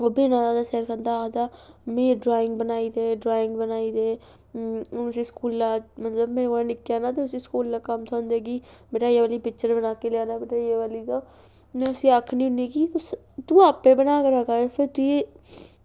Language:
Dogri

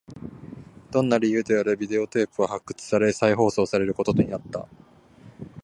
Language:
Japanese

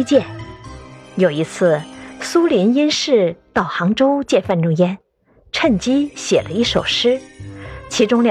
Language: Chinese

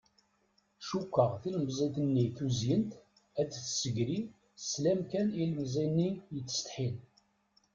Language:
Kabyle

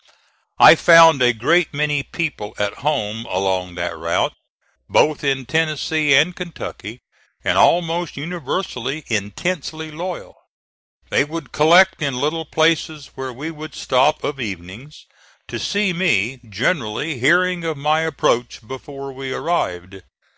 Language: English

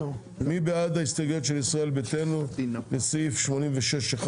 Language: Hebrew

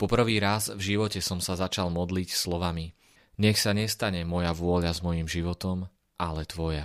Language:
Slovak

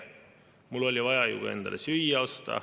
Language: Estonian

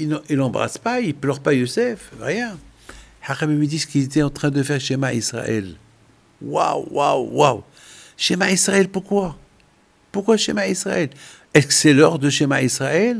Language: French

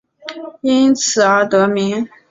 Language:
Chinese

